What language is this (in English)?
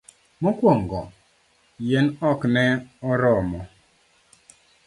Luo (Kenya and Tanzania)